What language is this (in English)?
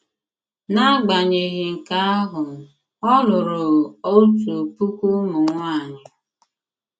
Igbo